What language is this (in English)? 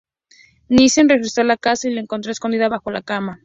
Spanish